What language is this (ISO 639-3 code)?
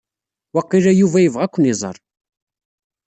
kab